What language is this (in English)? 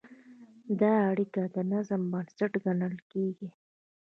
Pashto